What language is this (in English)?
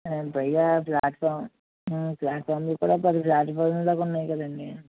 Telugu